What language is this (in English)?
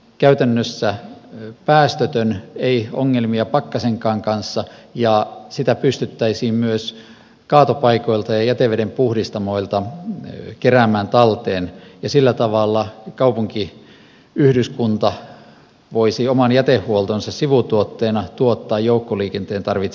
Finnish